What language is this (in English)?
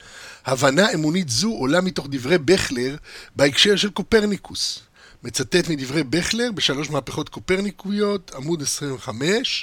Hebrew